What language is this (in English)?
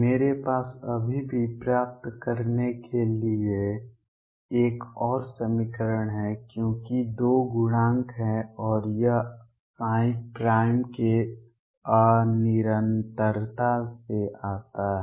Hindi